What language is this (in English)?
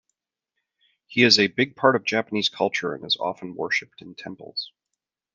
English